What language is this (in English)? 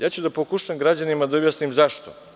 Serbian